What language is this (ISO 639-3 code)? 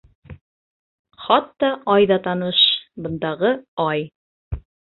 bak